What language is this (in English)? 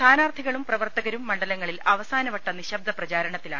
Malayalam